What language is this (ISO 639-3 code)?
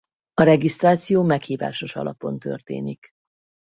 hun